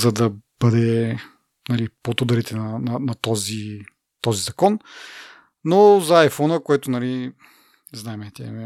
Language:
Bulgarian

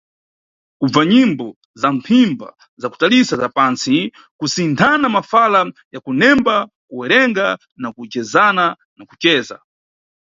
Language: Nyungwe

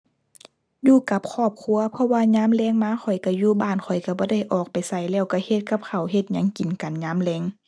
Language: Thai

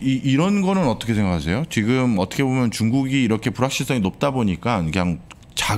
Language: Korean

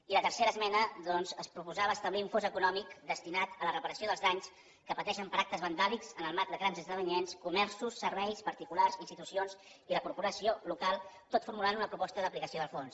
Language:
Catalan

